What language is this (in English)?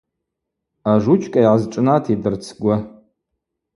Abaza